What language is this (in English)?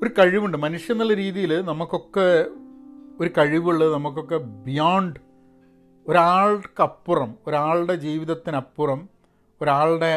Malayalam